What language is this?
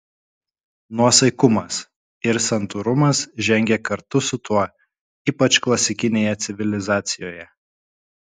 Lithuanian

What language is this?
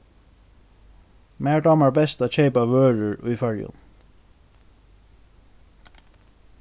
Faroese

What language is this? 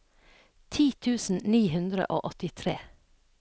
Norwegian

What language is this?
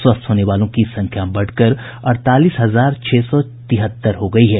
Hindi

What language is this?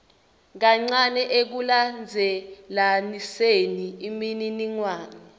Swati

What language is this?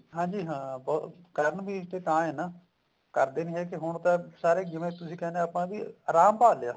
Punjabi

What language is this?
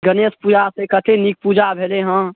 Maithili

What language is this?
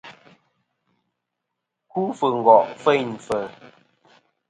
Kom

